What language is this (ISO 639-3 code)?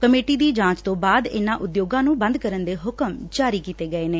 pan